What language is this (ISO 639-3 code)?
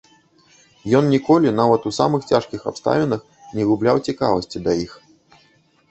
bel